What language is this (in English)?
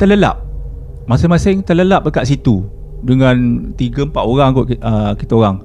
Malay